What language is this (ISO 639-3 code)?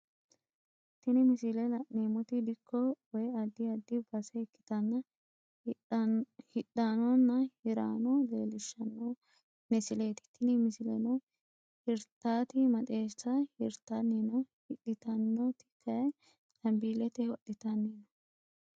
sid